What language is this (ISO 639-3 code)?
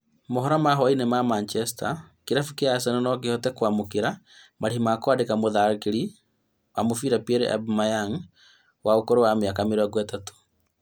kik